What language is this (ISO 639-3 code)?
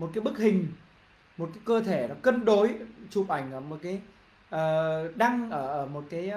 vie